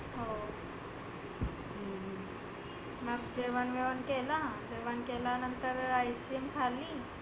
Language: Marathi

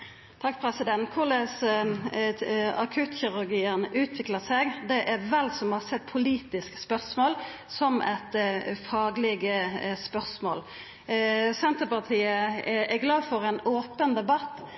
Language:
Norwegian Nynorsk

